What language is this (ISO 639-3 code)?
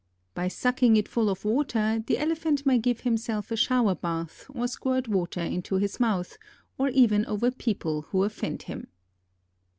eng